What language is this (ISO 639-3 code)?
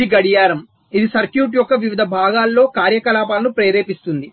tel